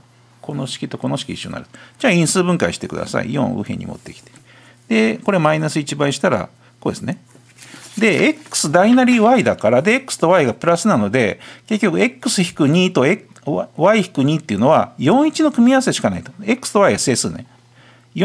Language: Japanese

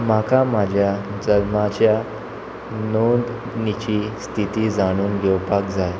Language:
Konkani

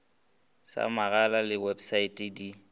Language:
Northern Sotho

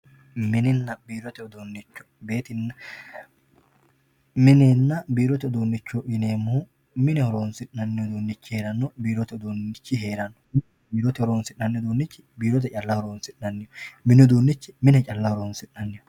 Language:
Sidamo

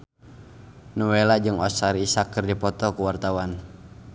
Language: Sundanese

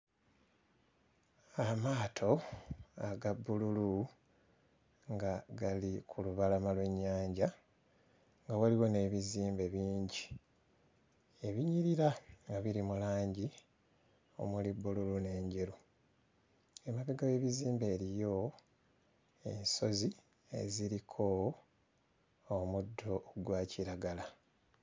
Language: Ganda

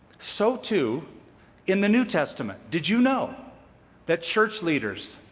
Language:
English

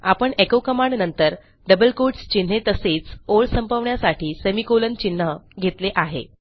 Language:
Marathi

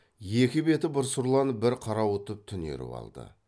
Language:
Kazakh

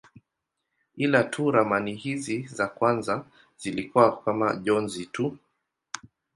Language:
Swahili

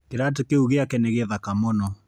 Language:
Kikuyu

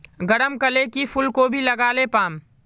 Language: Magahi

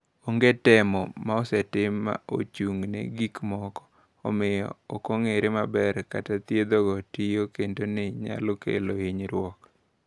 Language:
Luo (Kenya and Tanzania)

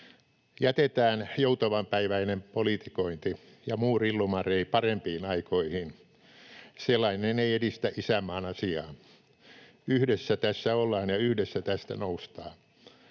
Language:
Finnish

